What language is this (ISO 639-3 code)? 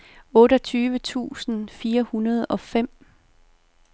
dan